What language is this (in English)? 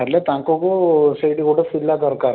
Odia